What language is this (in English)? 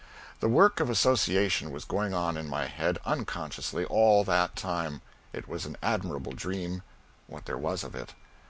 English